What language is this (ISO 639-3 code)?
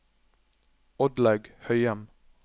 nor